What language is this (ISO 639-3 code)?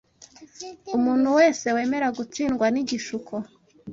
kin